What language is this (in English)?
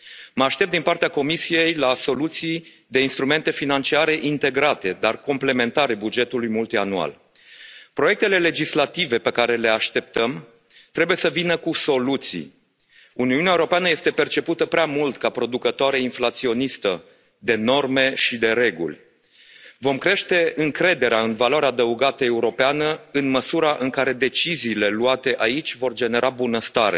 Romanian